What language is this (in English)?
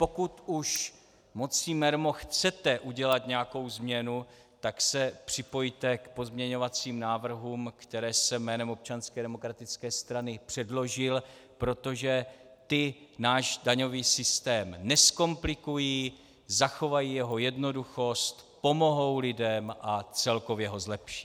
Czech